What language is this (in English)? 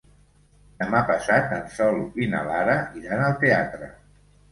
Catalan